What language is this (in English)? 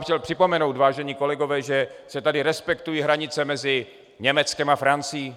Czech